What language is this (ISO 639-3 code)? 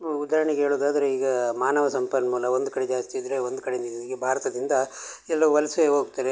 kan